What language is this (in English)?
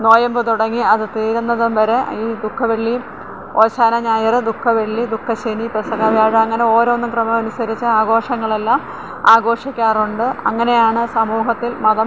Malayalam